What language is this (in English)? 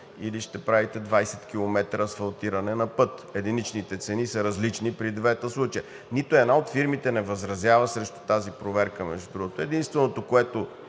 Bulgarian